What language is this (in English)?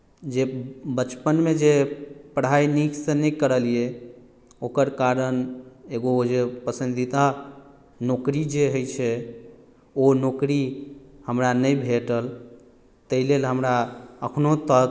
Maithili